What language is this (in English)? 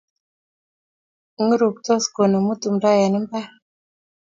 Kalenjin